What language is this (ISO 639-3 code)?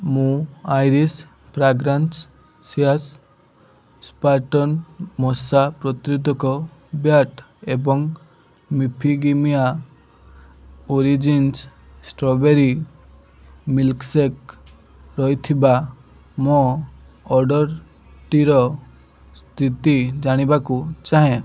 ori